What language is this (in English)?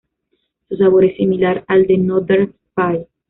Spanish